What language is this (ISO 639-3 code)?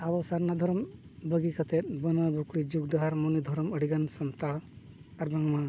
sat